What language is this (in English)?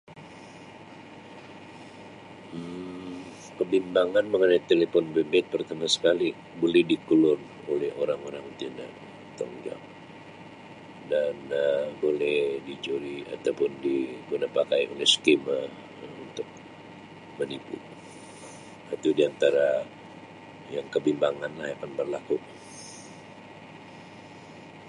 Sabah Malay